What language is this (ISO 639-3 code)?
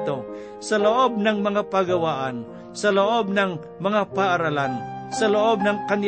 fil